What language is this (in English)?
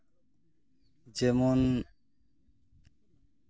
Santali